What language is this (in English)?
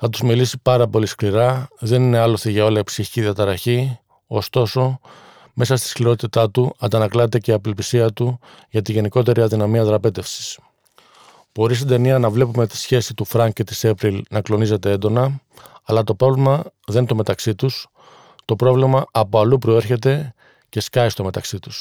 Greek